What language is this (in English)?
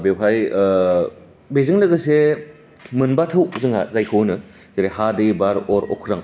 Bodo